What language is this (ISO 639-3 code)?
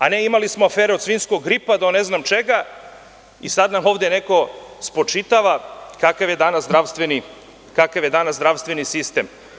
srp